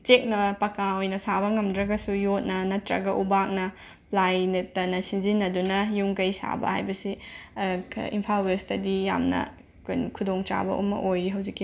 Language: Manipuri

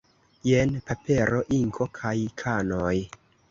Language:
Esperanto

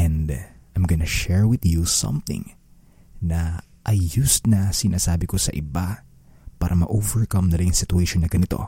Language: Filipino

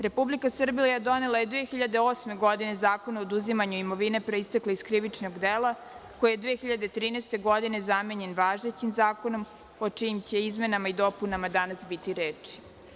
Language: Serbian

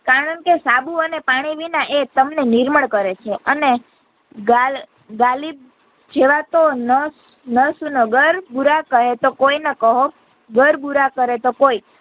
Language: Gujarati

